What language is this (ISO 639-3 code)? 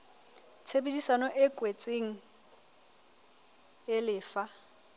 sot